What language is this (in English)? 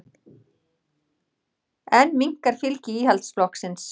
Icelandic